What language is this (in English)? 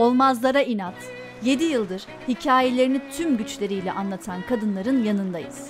Turkish